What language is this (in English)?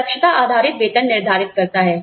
Hindi